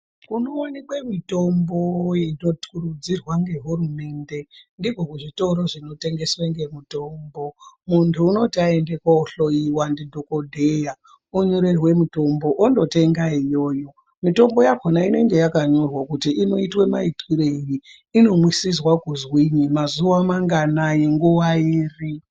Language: Ndau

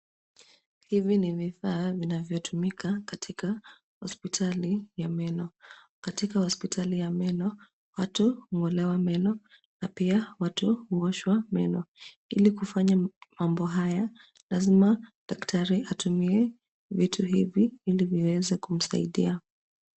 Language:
Swahili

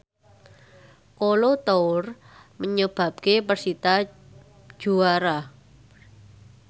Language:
Javanese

